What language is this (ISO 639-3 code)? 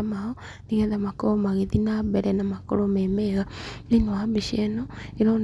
kik